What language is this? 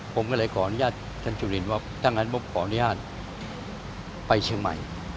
Thai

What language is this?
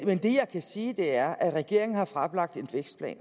Danish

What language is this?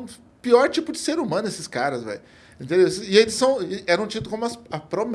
Portuguese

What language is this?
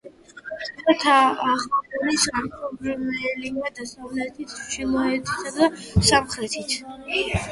Georgian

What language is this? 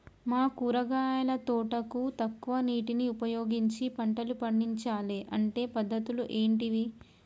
Telugu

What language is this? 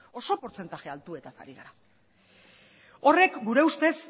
Basque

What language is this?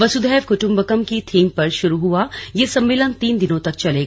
Hindi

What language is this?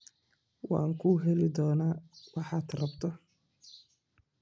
Somali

